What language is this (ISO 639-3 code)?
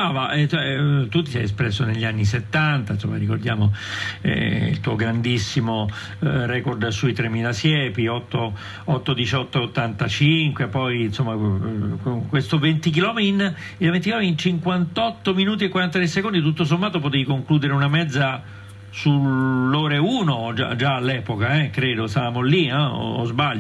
ita